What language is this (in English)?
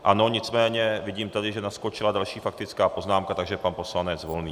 Czech